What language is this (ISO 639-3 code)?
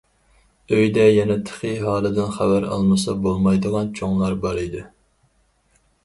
uig